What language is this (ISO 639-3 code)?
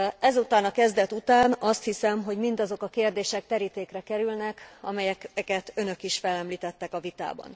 hun